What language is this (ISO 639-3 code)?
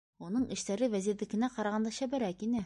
bak